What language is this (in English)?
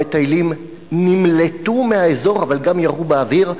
Hebrew